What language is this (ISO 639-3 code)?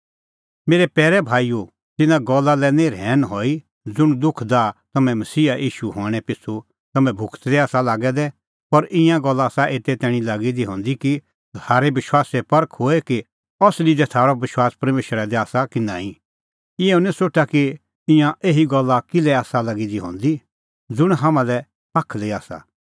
kfx